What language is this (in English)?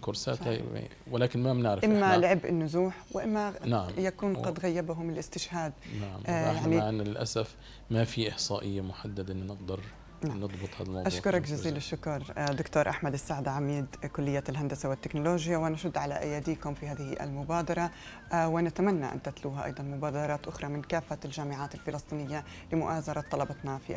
Arabic